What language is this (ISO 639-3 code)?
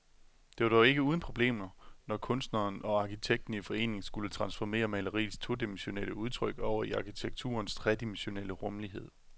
dan